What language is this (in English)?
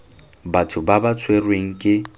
Tswana